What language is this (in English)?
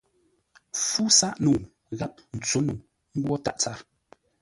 Ngombale